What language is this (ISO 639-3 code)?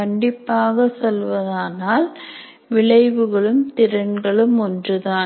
tam